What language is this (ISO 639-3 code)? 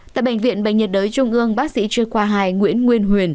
vie